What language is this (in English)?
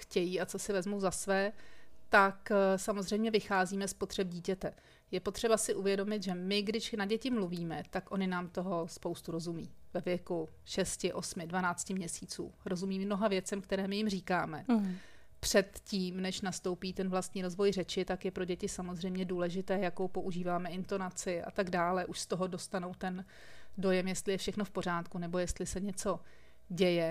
Czech